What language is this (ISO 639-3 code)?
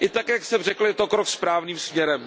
ces